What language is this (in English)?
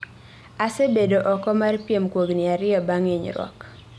Luo (Kenya and Tanzania)